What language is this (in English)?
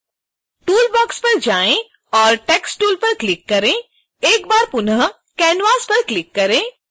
Hindi